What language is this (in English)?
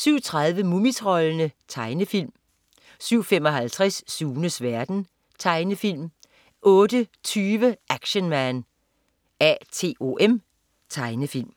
Danish